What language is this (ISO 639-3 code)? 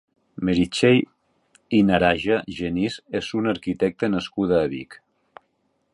cat